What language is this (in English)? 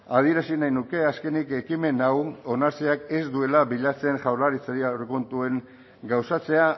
Basque